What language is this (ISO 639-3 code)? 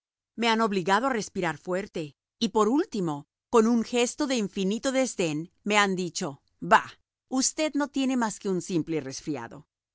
spa